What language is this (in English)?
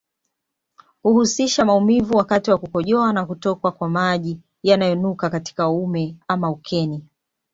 Swahili